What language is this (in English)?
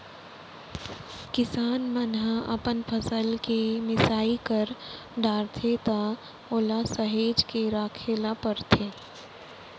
Chhattisgarhi